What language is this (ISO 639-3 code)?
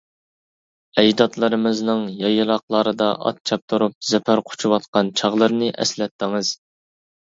uig